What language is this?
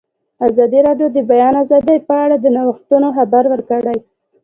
Pashto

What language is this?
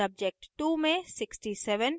Hindi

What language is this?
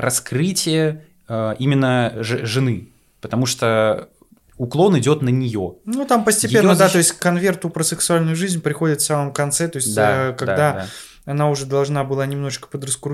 Russian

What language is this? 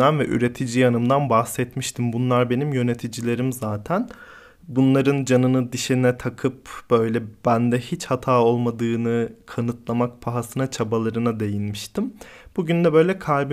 Turkish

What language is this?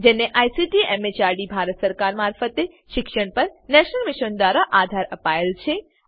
Gujarati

